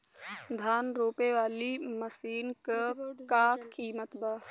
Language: Bhojpuri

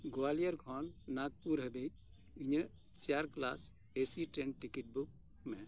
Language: Santali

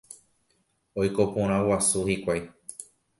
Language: Guarani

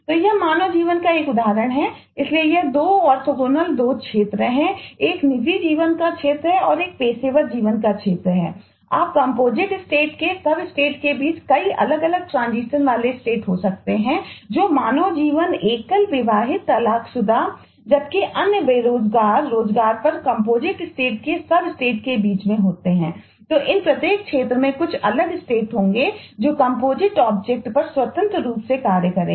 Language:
Hindi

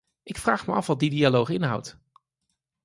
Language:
Dutch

